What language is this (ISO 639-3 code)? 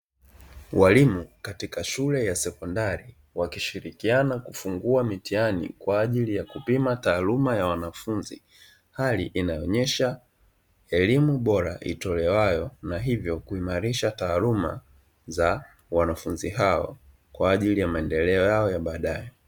swa